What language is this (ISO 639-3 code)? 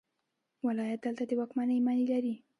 pus